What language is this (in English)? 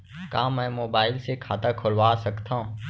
Chhattisgarhi